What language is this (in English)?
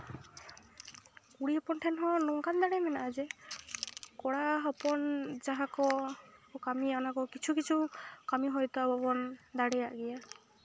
Santali